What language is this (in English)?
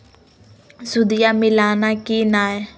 Magahi